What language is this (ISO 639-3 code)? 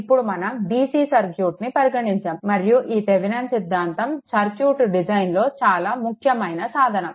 tel